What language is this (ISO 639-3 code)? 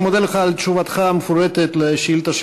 heb